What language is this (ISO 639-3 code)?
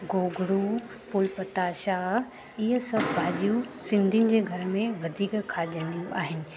snd